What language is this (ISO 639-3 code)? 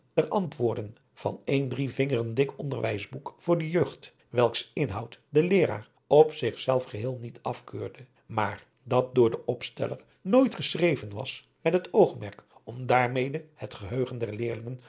nld